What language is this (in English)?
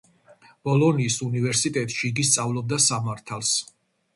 Georgian